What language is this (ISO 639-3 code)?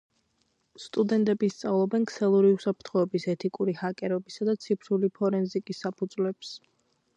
kat